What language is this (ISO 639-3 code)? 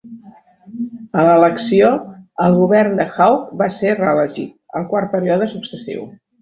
cat